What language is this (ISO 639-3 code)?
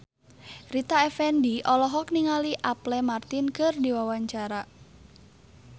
sun